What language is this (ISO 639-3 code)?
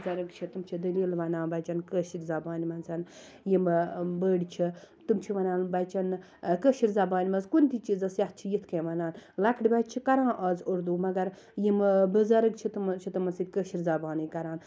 kas